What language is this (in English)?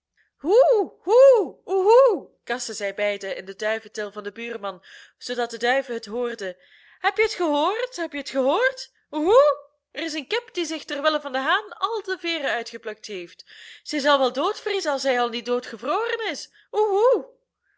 Dutch